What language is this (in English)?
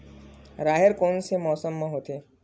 Chhattisgarhi